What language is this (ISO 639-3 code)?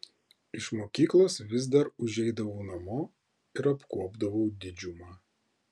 lit